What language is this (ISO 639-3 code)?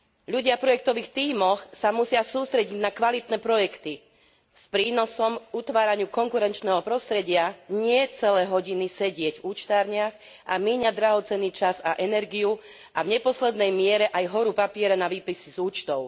slk